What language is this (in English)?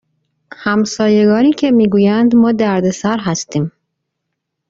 Persian